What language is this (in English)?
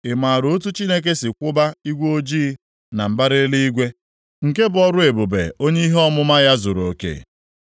Igbo